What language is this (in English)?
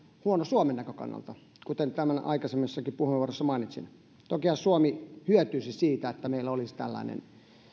Finnish